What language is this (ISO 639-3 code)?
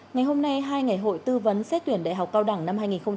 vie